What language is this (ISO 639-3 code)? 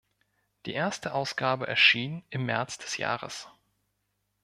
deu